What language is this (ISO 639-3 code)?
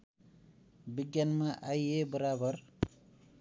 nep